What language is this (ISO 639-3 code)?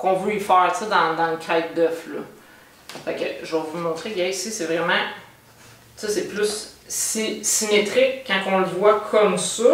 fra